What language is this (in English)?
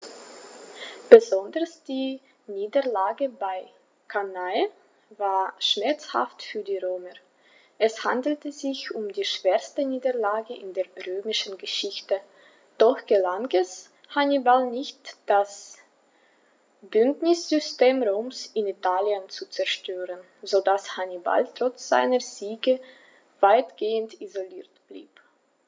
German